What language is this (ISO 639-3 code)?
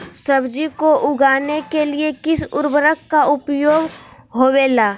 mag